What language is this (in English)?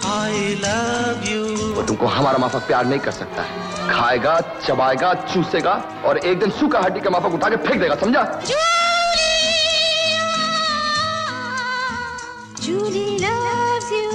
Hindi